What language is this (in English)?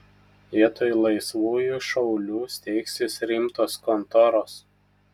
Lithuanian